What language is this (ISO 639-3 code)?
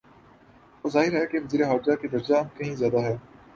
urd